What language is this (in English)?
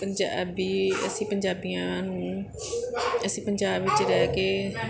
Punjabi